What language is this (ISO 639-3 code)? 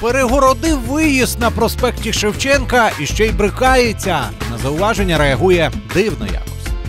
rus